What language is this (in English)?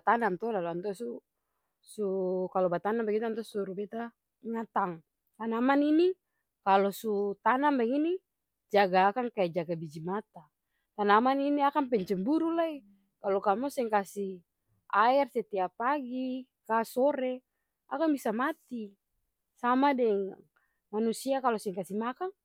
Ambonese Malay